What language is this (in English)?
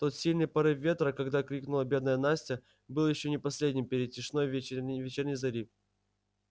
Russian